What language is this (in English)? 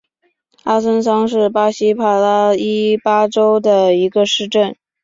Chinese